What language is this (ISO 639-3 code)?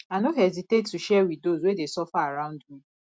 pcm